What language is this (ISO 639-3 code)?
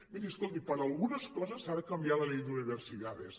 cat